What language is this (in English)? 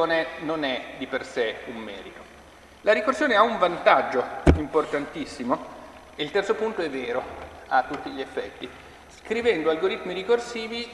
Italian